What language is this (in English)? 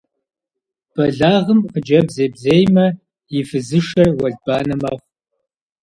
Kabardian